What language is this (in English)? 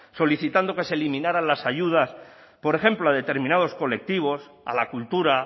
Spanish